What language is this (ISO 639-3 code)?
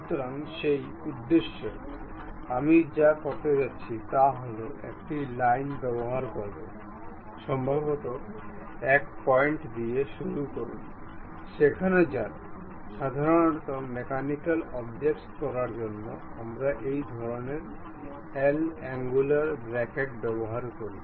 ben